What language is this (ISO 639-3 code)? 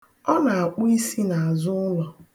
ibo